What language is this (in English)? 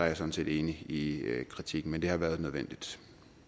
Danish